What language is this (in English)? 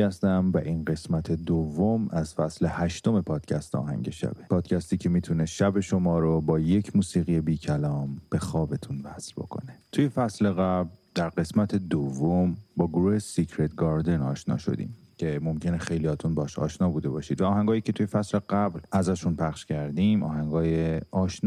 Persian